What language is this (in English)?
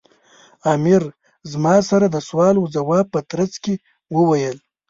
Pashto